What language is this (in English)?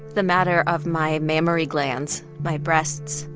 English